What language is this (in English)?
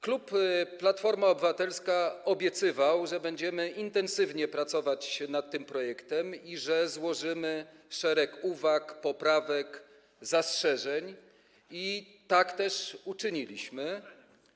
Polish